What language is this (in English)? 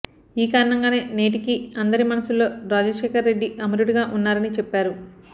Telugu